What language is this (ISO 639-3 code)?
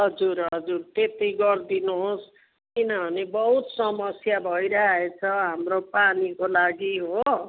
nep